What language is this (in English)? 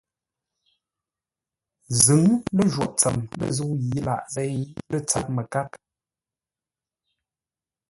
Ngombale